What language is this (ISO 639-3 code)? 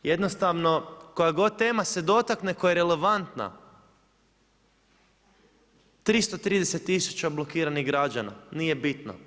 hrv